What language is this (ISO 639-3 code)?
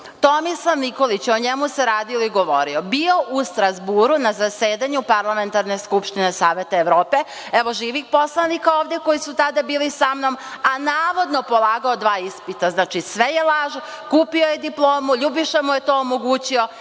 srp